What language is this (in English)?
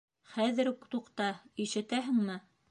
Bashkir